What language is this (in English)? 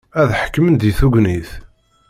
Kabyle